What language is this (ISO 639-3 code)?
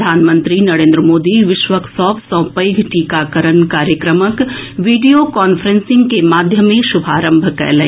mai